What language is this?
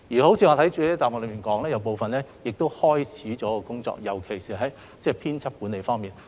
Cantonese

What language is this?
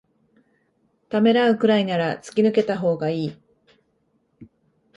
Japanese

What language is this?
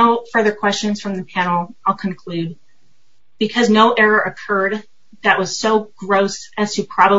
English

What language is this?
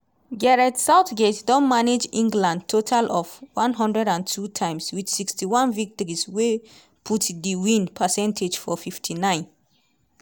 Nigerian Pidgin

